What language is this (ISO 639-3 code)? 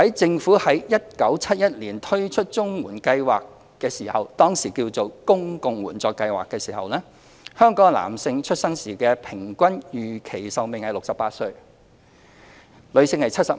yue